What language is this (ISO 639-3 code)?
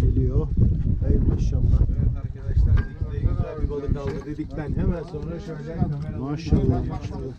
tur